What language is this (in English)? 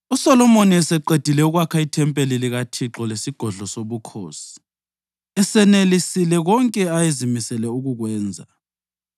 North Ndebele